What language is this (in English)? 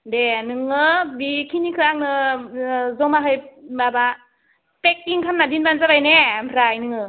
Bodo